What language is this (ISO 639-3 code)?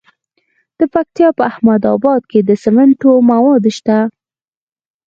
pus